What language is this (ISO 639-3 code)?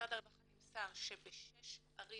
heb